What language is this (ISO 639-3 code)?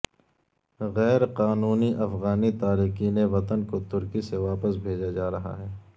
urd